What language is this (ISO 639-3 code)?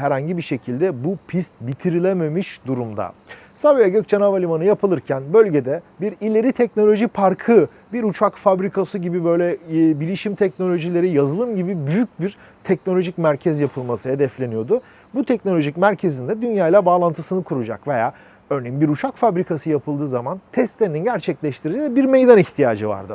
tur